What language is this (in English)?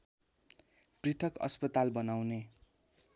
Nepali